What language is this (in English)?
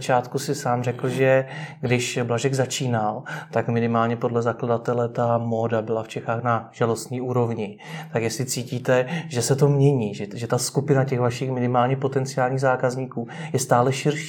Czech